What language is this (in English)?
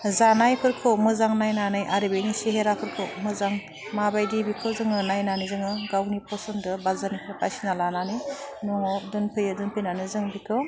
Bodo